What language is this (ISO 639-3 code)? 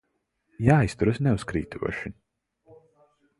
lav